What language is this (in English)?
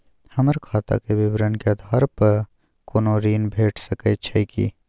Maithili